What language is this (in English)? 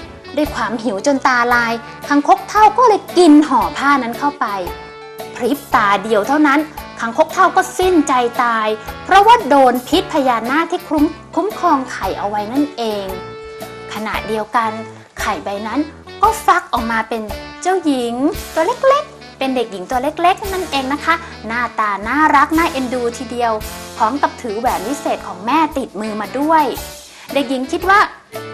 Thai